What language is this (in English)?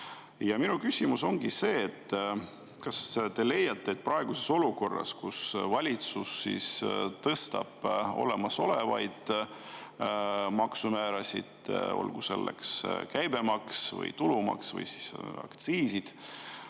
Estonian